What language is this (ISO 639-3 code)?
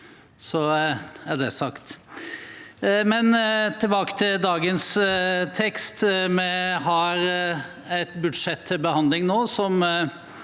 nor